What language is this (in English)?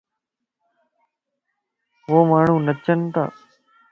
Lasi